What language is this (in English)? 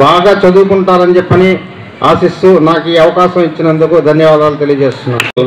Telugu